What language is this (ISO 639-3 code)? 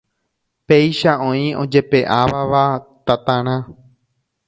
grn